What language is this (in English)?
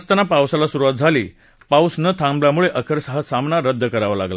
Marathi